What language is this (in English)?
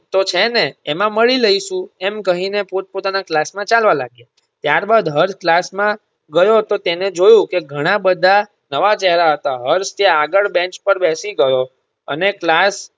Gujarati